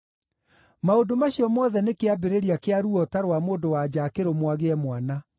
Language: Kikuyu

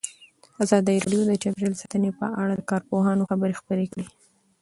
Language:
Pashto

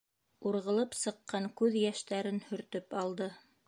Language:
Bashkir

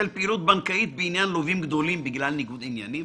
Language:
Hebrew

